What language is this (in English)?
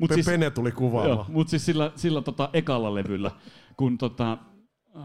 Finnish